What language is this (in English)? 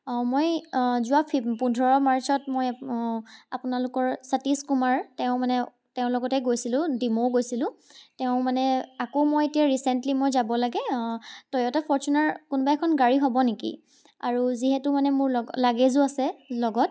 Assamese